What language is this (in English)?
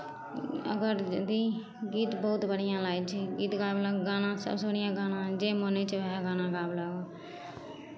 Maithili